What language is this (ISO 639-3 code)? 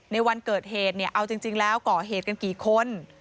tha